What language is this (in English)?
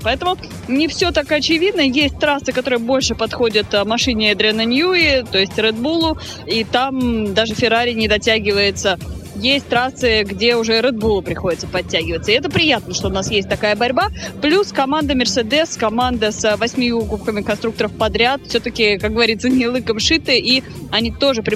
Russian